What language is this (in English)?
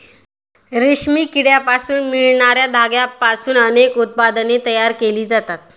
Marathi